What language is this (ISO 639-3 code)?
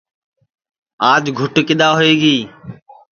ssi